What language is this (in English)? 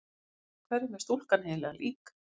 Icelandic